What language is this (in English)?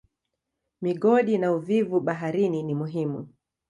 Swahili